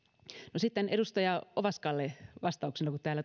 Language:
Finnish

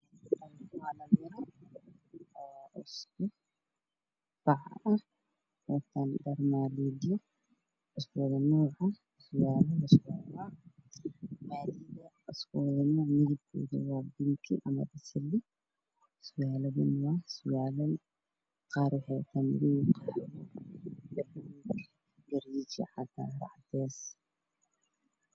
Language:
Somali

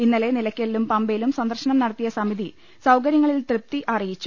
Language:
Malayalam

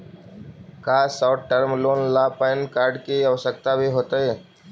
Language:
Magahi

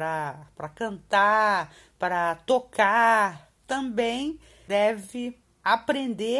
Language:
Portuguese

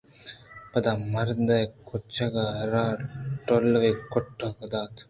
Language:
Eastern Balochi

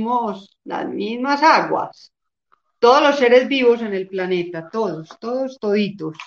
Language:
Spanish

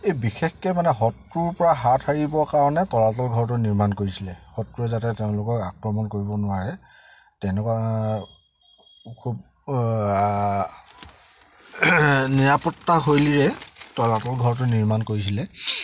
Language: Assamese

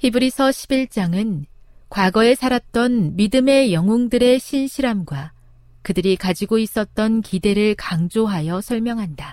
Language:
Korean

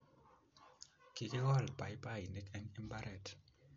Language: Kalenjin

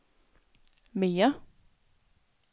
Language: Danish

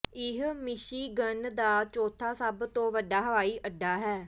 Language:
Punjabi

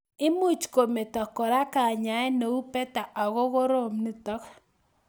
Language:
Kalenjin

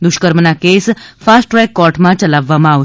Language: Gujarati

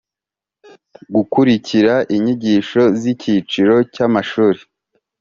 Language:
Kinyarwanda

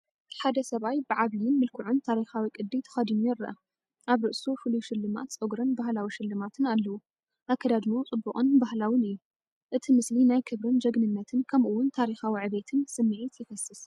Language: Tigrinya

